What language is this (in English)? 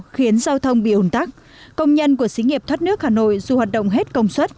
Vietnamese